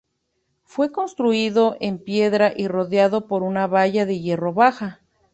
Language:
Spanish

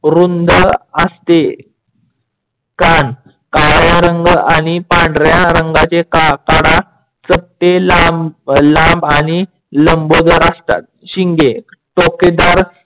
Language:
Marathi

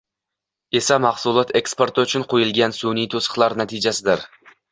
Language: Uzbek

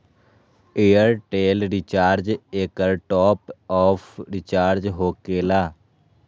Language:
Magahi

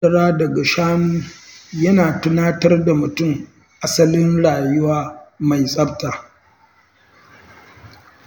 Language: Hausa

